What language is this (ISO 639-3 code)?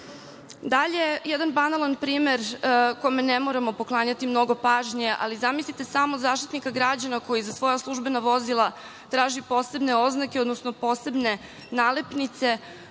srp